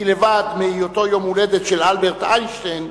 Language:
Hebrew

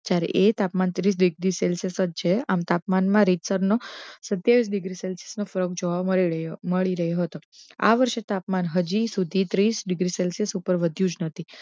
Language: Gujarati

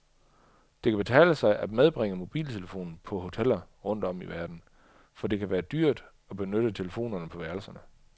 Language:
Danish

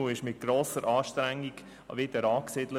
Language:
Swiss German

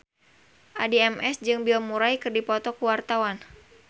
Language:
Sundanese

